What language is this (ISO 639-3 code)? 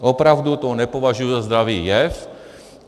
ces